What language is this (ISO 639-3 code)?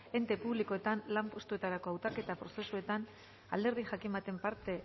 eus